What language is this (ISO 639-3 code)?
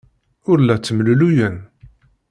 kab